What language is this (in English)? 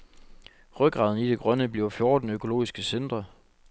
Danish